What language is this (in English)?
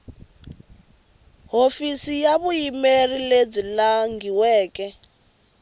Tsonga